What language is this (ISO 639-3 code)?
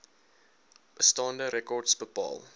afr